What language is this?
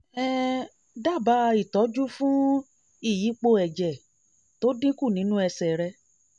Yoruba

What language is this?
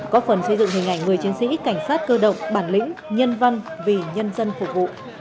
Vietnamese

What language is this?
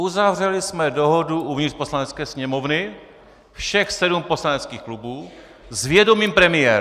Czech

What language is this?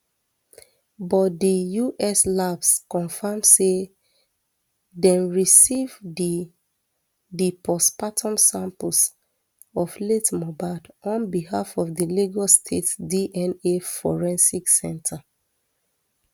Nigerian Pidgin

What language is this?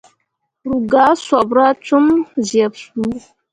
Mundang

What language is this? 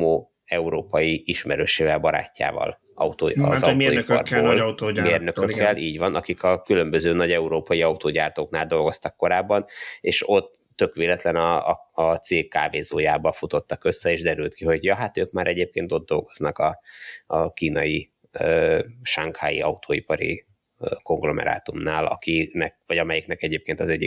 Hungarian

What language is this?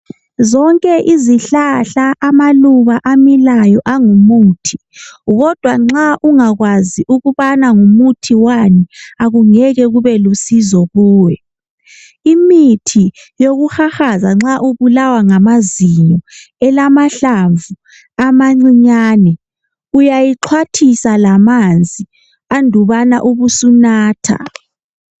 North Ndebele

